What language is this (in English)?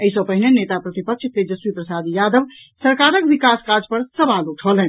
Maithili